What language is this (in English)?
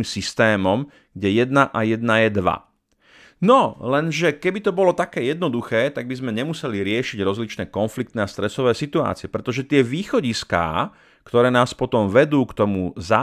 Slovak